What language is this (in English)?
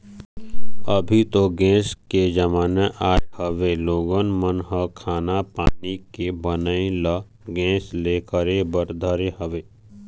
Chhattisgarhi